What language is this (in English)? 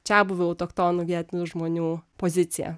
Lithuanian